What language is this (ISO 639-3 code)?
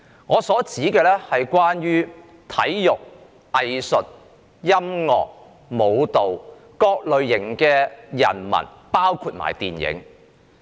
yue